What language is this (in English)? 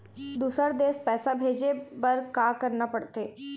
Chhattisgarhi